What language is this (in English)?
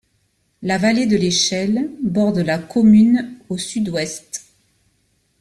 French